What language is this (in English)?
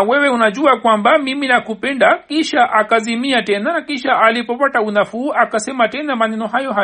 Swahili